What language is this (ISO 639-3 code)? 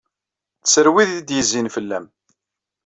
kab